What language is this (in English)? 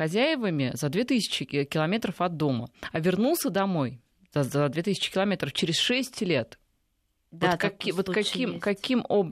Russian